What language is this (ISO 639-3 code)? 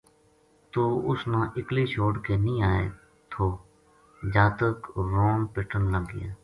gju